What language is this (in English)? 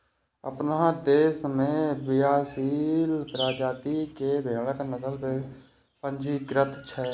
Maithili